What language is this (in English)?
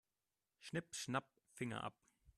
German